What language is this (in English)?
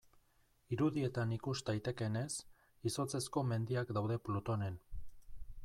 Basque